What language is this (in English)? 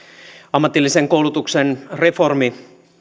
Finnish